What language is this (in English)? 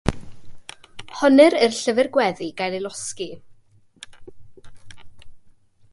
Welsh